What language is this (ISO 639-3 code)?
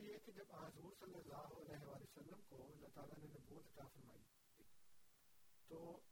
urd